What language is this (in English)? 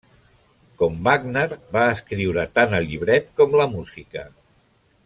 Catalan